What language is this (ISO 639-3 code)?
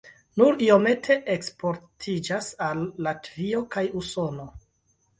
epo